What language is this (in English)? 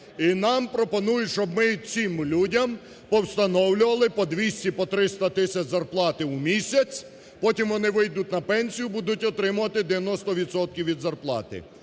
Ukrainian